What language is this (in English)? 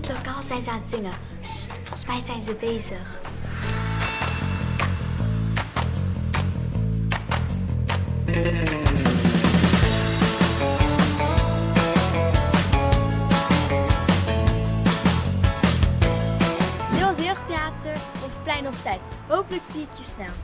Dutch